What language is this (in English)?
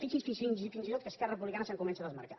Catalan